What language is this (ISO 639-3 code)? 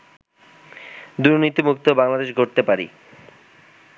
ben